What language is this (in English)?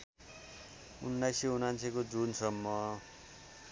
Nepali